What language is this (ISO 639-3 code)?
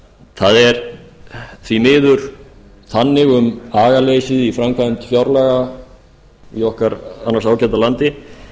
isl